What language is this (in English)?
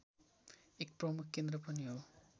Nepali